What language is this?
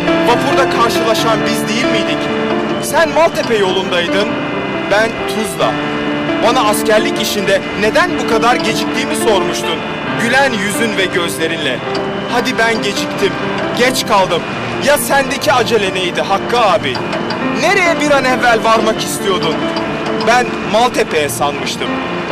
Turkish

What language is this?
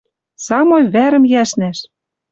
Western Mari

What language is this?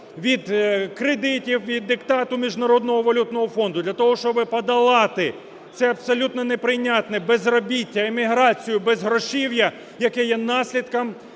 Ukrainian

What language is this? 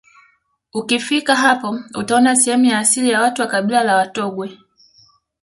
Swahili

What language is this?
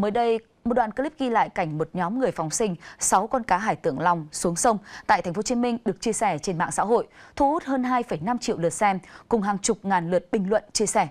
Vietnamese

